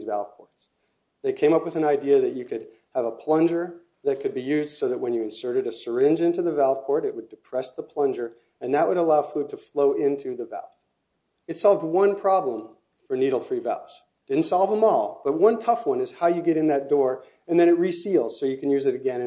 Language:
English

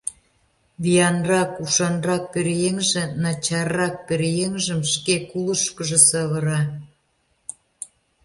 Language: Mari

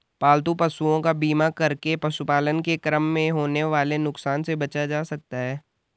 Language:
Hindi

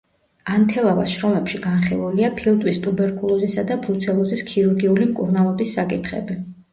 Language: Georgian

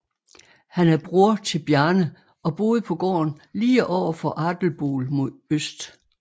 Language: Danish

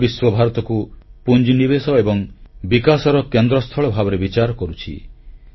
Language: Odia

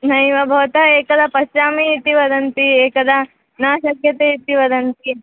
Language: Sanskrit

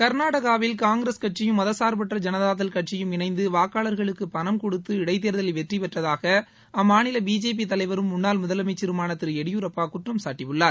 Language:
Tamil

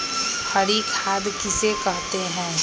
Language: Magahi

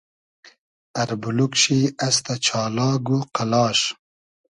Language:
Hazaragi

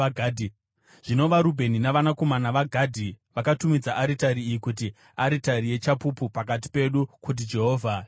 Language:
Shona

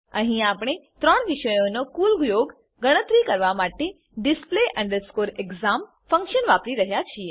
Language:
Gujarati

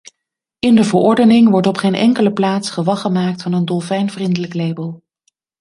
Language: Dutch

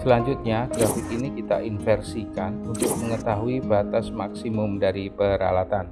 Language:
Indonesian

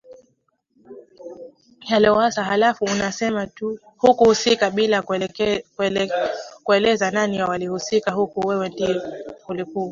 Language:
Swahili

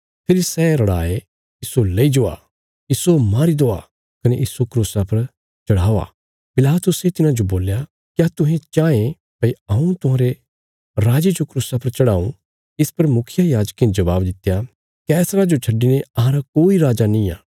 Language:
Bilaspuri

